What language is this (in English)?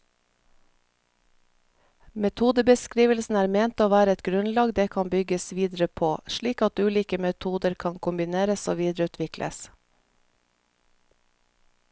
Norwegian